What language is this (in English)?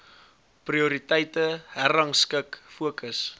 Afrikaans